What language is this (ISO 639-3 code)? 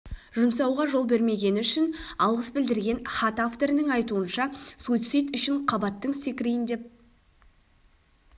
kaz